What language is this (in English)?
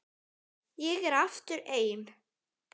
Icelandic